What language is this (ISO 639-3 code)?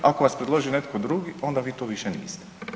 hrv